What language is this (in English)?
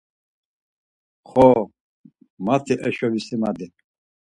Laz